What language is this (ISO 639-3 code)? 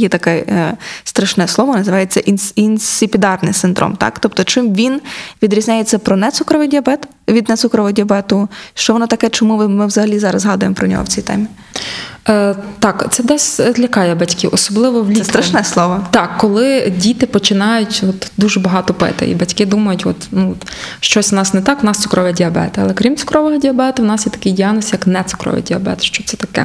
ukr